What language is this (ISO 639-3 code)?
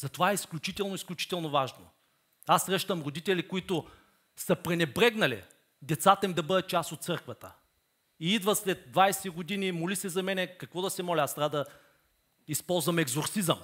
bul